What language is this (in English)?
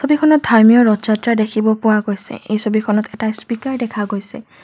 Assamese